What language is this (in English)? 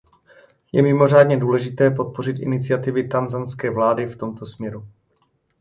Czech